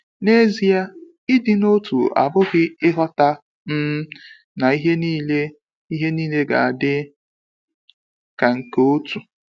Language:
Igbo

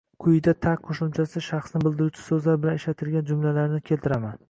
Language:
Uzbek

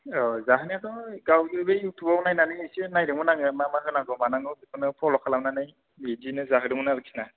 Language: Bodo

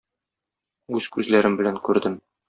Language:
Tatar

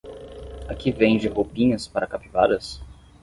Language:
Portuguese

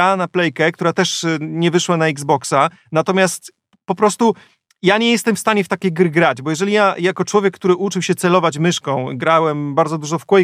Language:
Polish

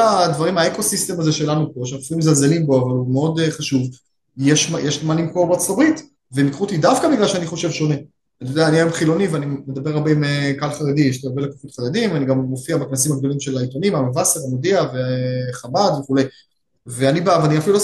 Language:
Hebrew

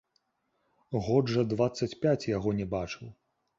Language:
Belarusian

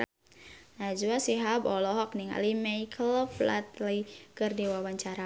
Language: Sundanese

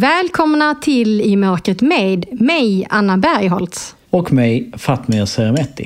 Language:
Swedish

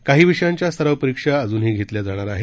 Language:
Marathi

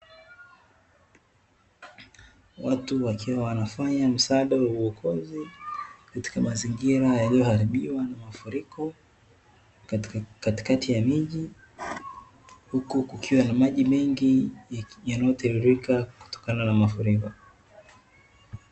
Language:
Swahili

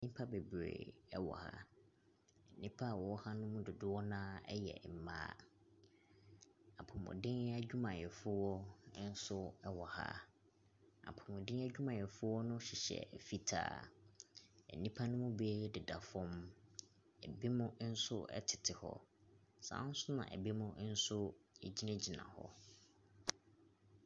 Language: Akan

